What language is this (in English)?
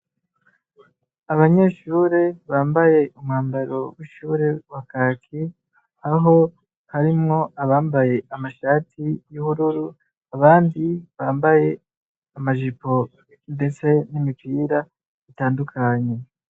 Rundi